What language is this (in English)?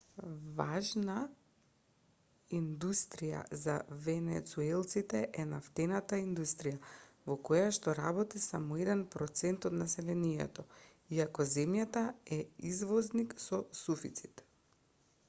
Macedonian